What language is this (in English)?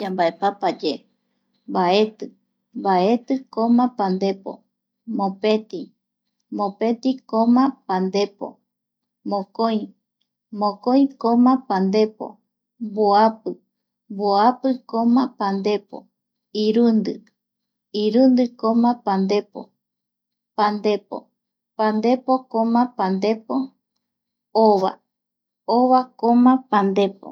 Eastern Bolivian Guaraní